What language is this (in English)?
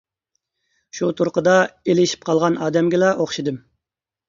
Uyghur